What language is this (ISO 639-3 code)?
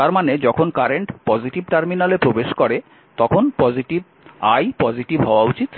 ben